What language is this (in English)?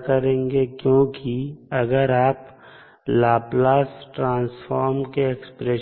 Hindi